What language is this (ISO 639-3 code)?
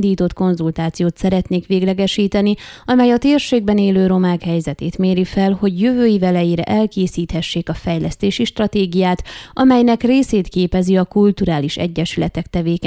hun